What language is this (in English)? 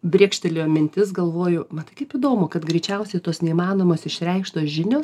Lithuanian